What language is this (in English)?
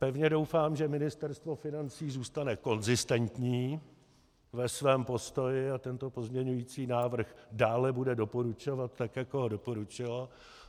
Czech